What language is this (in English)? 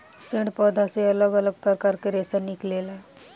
Bhojpuri